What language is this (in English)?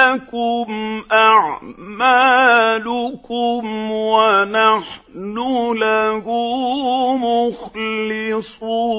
Arabic